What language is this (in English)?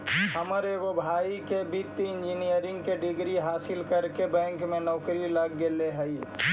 Magahi